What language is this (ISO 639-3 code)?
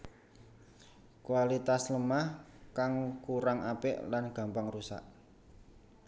jav